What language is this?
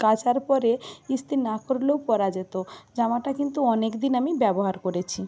Bangla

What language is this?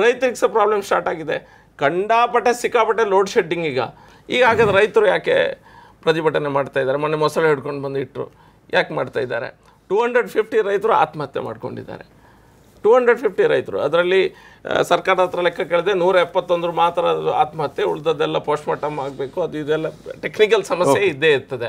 Hindi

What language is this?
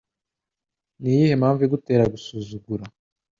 Kinyarwanda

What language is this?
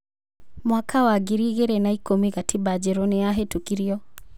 Kikuyu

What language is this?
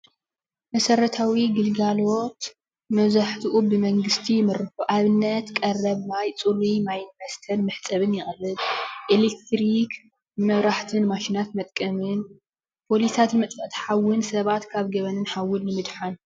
Tigrinya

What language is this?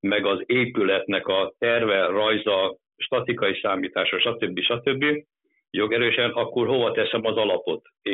Hungarian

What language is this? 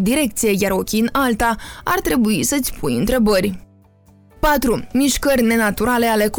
Romanian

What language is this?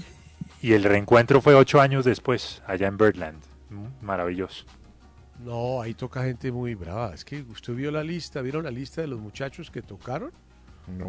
Spanish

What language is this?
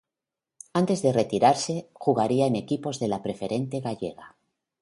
Spanish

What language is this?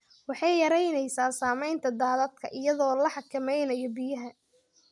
Somali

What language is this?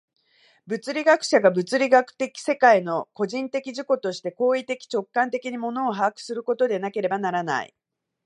Japanese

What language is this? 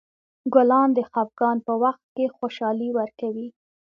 Pashto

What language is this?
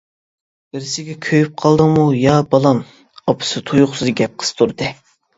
Uyghur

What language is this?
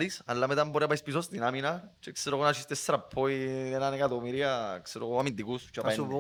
Greek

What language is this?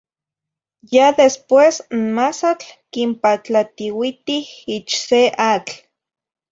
Zacatlán-Ahuacatlán-Tepetzintla Nahuatl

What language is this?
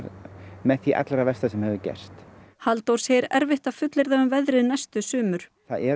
Icelandic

